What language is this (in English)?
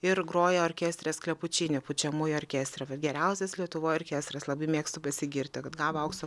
Lithuanian